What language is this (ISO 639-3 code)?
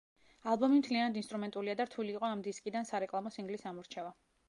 kat